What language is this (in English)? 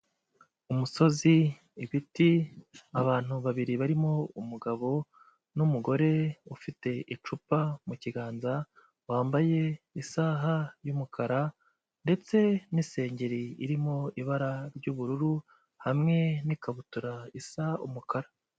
Kinyarwanda